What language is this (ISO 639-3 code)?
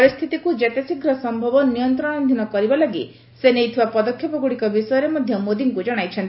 ori